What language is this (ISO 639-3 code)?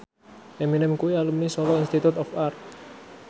jav